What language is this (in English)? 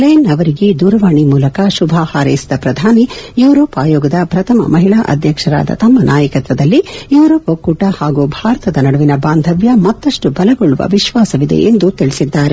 Kannada